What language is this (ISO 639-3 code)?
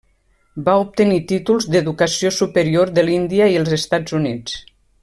cat